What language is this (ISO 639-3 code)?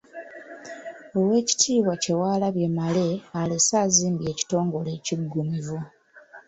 lug